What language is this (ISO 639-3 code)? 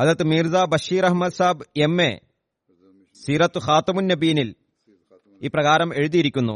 mal